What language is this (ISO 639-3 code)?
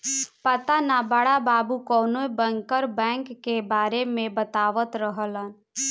bho